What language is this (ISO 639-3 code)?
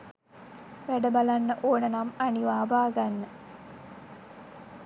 sin